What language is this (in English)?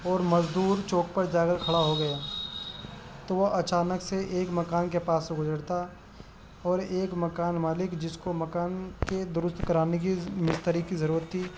Urdu